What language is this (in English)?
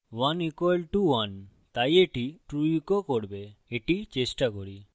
Bangla